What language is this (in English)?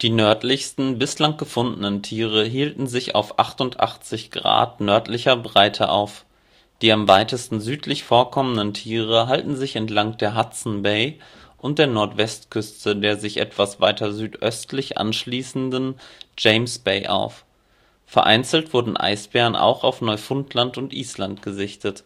German